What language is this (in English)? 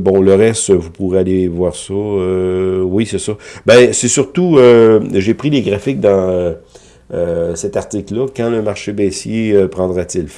French